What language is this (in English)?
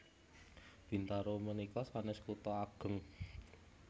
Javanese